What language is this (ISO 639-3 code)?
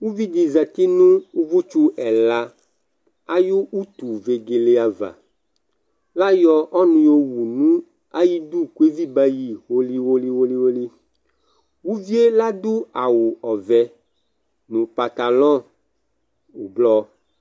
kpo